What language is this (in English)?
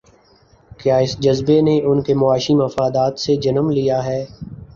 Urdu